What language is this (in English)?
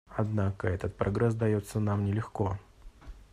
Russian